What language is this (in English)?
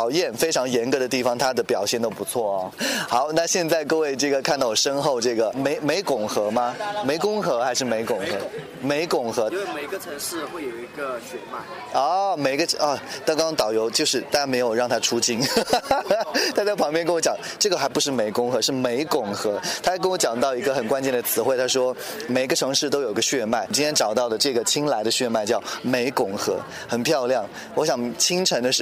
Chinese